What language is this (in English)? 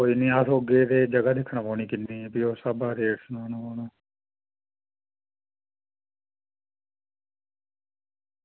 Dogri